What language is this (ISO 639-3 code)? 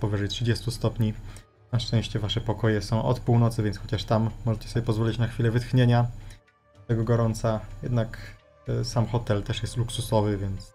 pol